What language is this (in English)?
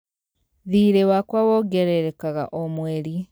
Kikuyu